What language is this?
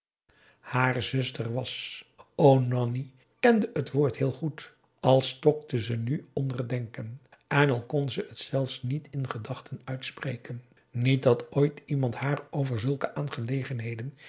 Dutch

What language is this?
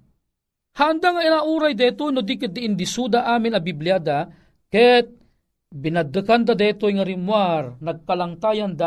Filipino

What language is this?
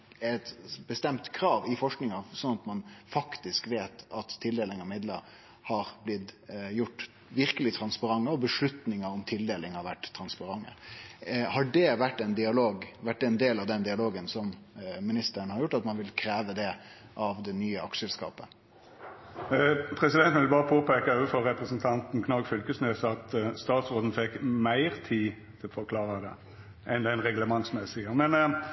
Norwegian Nynorsk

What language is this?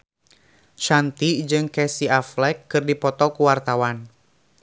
Sundanese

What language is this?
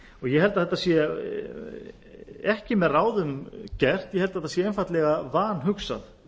Icelandic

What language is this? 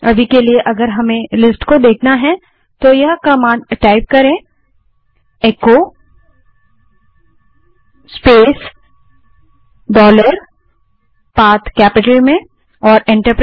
Hindi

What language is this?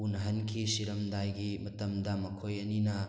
Manipuri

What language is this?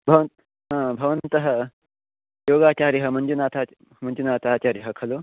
Sanskrit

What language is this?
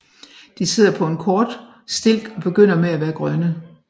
Danish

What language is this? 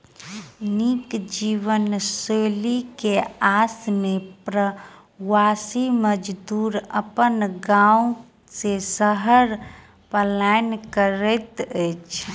Maithili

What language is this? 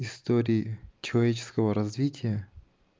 Russian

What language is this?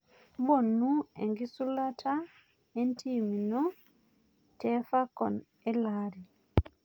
Masai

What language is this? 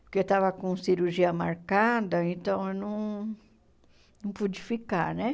Portuguese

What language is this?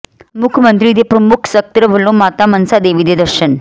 Punjabi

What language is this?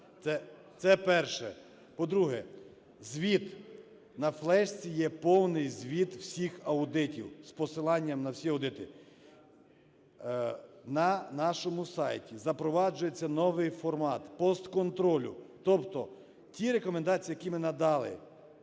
Ukrainian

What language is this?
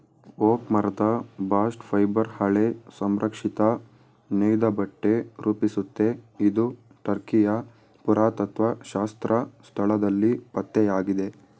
Kannada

